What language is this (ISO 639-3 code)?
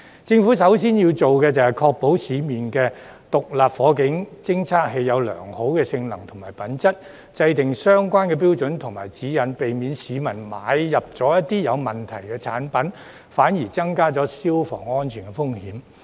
yue